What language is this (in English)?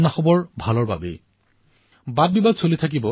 Assamese